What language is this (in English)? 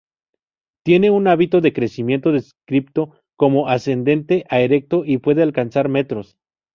Spanish